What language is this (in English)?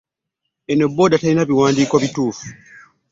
Ganda